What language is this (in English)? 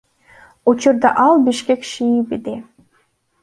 Kyrgyz